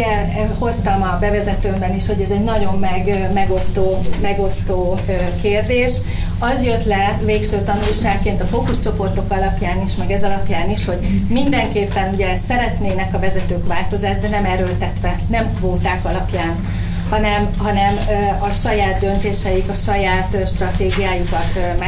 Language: Hungarian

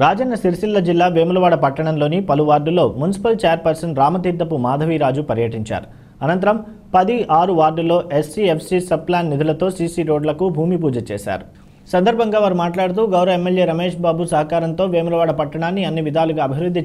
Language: Hindi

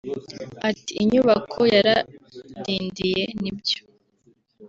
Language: Kinyarwanda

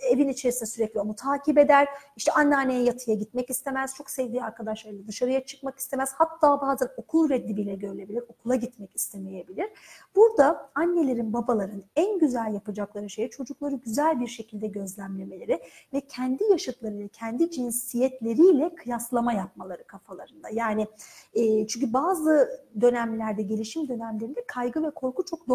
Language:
Turkish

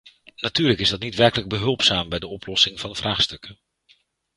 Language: Dutch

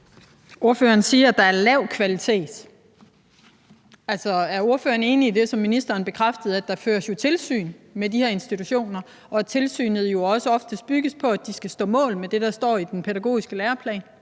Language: Danish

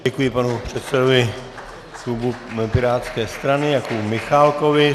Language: Czech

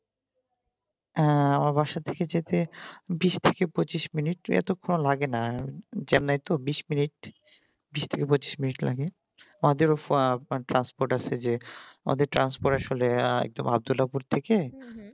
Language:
Bangla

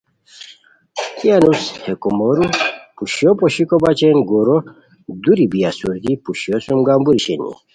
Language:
Khowar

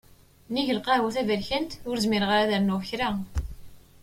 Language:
Kabyle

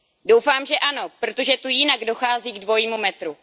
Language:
Czech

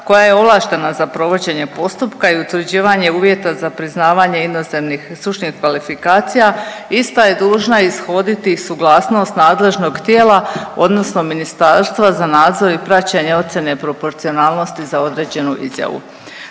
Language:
Croatian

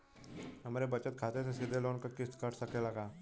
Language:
Bhojpuri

